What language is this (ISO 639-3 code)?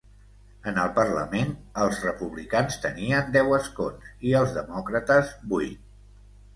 cat